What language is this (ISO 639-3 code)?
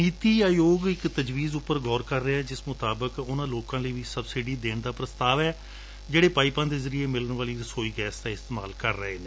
pan